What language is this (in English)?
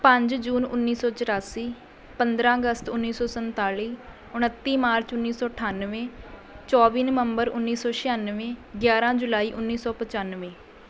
Punjabi